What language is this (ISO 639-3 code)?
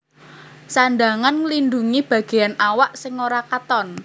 jav